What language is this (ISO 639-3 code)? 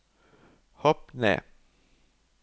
nor